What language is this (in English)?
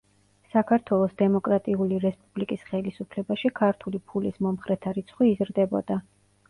Georgian